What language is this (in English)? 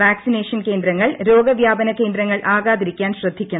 Malayalam